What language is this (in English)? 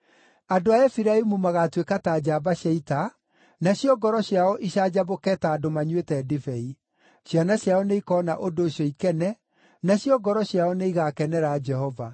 Kikuyu